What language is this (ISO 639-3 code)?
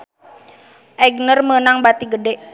sun